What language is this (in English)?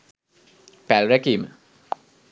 Sinhala